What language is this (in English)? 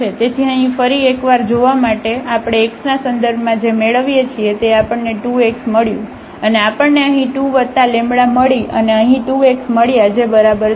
Gujarati